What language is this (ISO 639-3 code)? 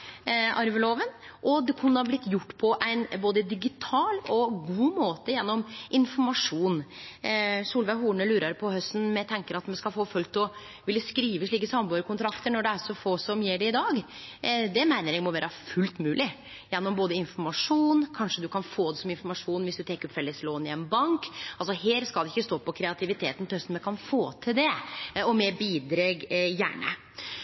nno